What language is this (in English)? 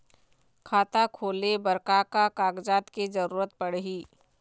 Chhattisgarhi